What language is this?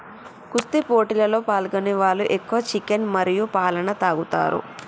Telugu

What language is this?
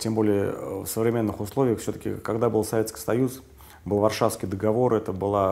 Russian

